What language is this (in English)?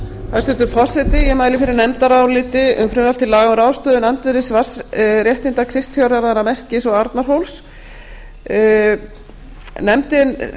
Icelandic